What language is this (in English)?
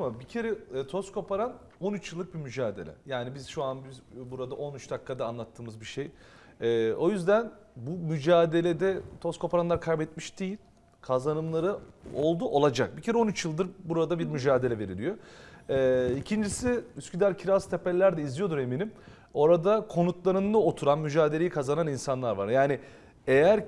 Turkish